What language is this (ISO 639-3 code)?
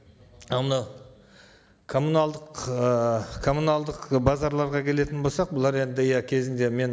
kaz